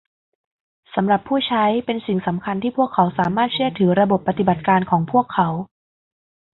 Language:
Thai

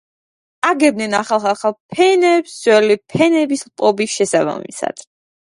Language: Georgian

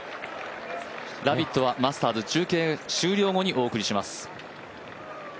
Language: Japanese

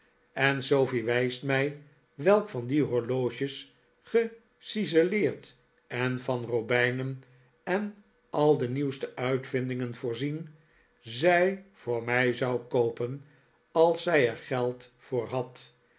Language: Dutch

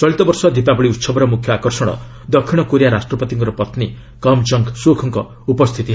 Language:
Odia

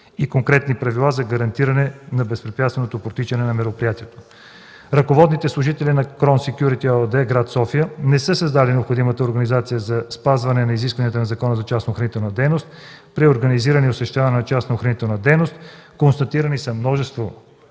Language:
Bulgarian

